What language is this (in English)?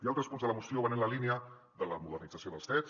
Catalan